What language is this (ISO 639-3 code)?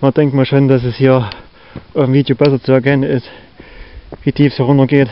deu